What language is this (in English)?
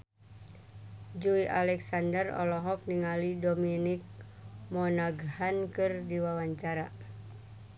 Sundanese